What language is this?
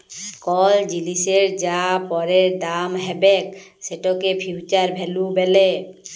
Bangla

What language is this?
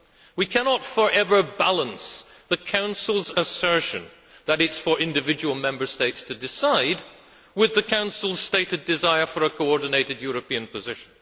English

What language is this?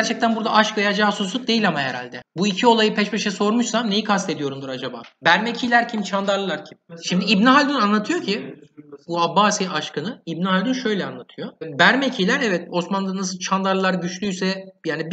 Turkish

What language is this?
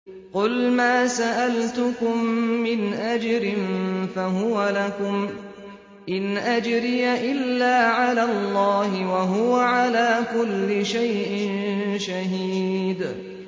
Arabic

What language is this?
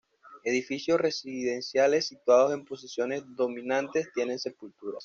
Spanish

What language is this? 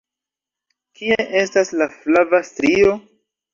Esperanto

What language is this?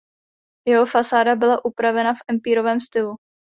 Czech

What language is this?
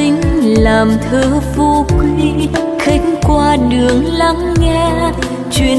Vietnamese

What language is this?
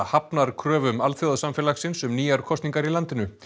Icelandic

